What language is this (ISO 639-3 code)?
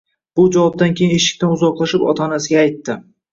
uzb